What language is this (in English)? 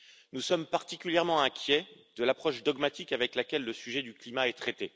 French